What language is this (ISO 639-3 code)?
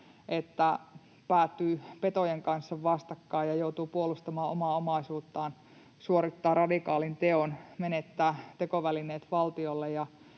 fin